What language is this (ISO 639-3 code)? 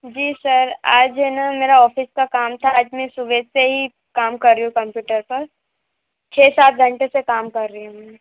hin